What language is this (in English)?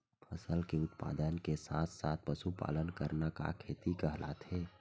Chhattisgarhi